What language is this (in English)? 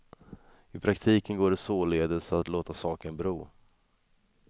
Swedish